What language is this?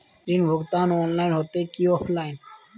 Magahi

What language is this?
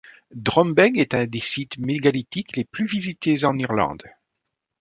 French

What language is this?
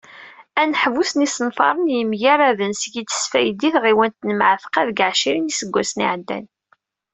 Kabyle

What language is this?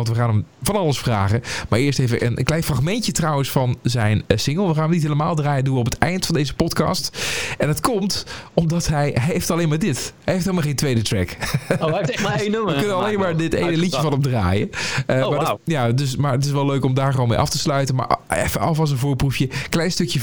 Dutch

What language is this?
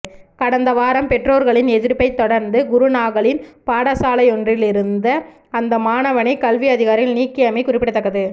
Tamil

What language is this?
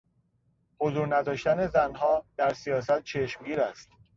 Persian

